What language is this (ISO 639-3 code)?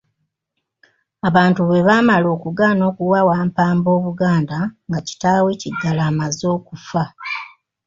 lug